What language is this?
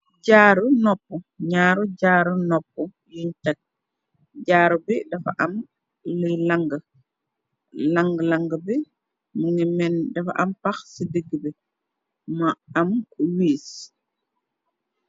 Wolof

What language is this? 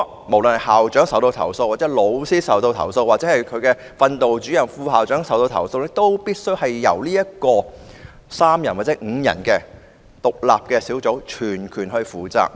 Cantonese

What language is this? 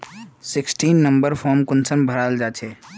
Magahi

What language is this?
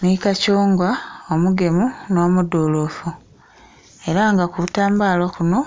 Soga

